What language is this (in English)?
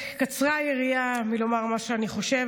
Hebrew